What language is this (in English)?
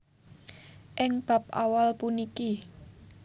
Javanese